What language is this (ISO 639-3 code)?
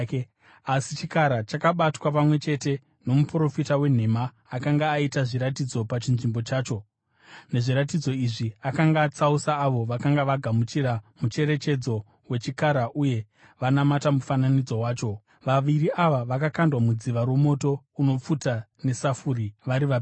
sna